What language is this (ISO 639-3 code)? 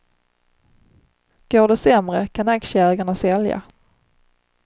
swe